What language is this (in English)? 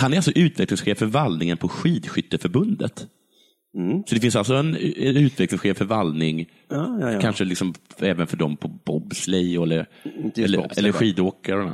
Swedish